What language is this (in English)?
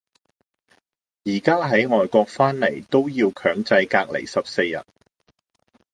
Cantonese